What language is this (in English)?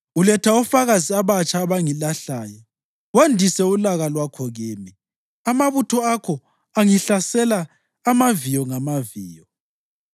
North Ndebele